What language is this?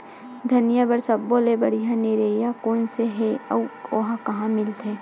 Chhattisgarhi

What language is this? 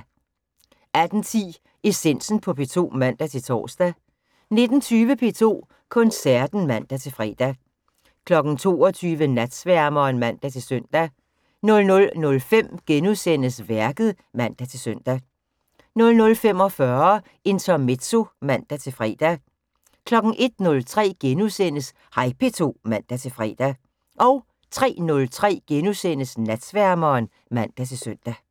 Danish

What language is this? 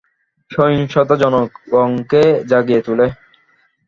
Bangla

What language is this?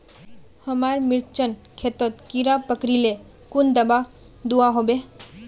Magahi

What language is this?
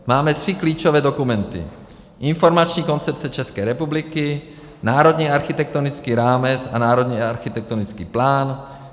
Czech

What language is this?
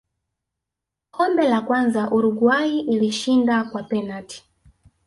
Swahili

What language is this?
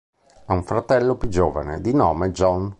Italian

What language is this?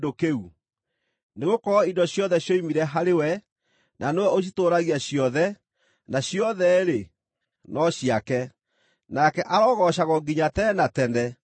Kikuyu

